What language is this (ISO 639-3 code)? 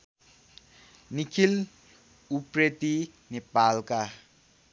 nep